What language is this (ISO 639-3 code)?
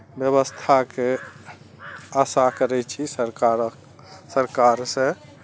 mai